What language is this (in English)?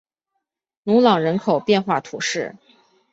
Chinese